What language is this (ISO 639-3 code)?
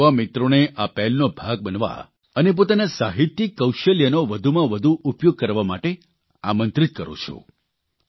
guj